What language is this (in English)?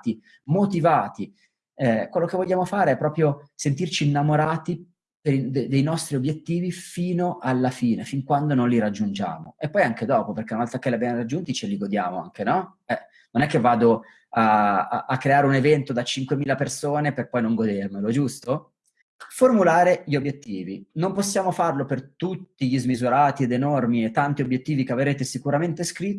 Italian